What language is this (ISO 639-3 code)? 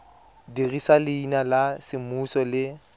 tsn